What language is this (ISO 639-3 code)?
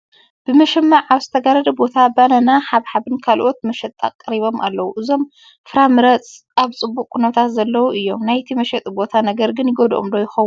tir